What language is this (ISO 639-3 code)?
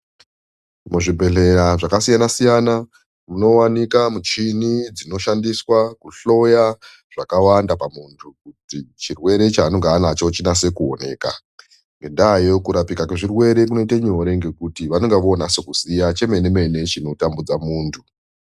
ndc